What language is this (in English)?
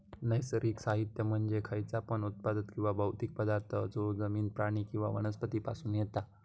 Marathi